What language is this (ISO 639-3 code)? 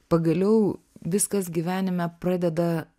lit